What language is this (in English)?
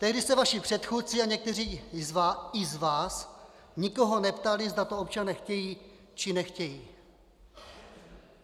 Czech